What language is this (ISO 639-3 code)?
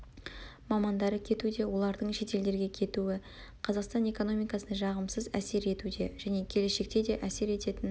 kaz